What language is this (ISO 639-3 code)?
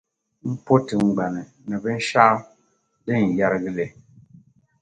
dag